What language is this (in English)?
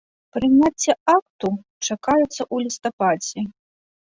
Belarusian